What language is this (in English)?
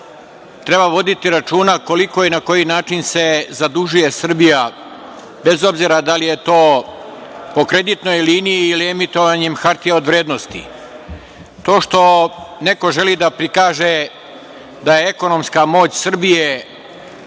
Serbian